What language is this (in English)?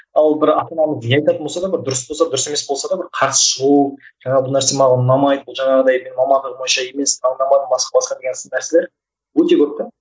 Kazakh